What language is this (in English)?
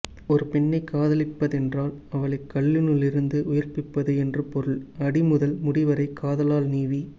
Tamil